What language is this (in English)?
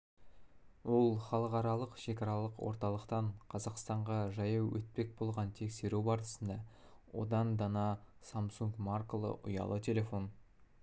Kazakh